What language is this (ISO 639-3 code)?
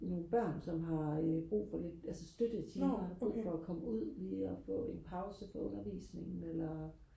dan